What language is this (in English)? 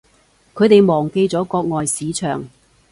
Cantonese